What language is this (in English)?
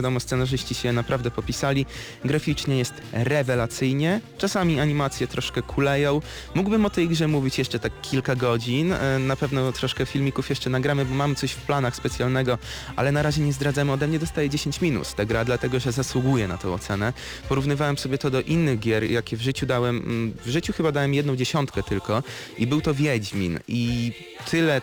Polish